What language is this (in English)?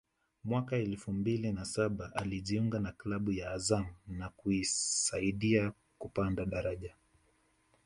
Swahili